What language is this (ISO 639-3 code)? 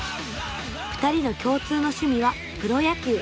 jpn